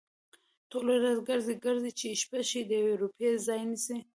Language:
Pashto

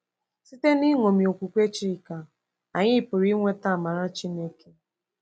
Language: Igbo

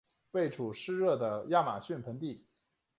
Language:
Chinese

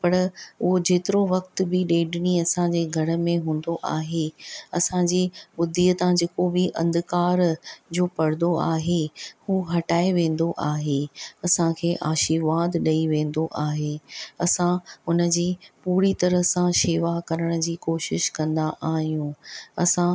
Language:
Sindhi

